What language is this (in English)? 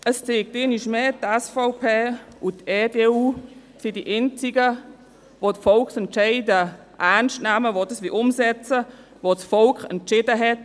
Swiss German